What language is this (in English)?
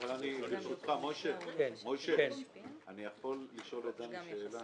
Hebrew